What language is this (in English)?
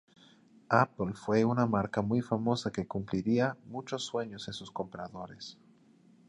Spanish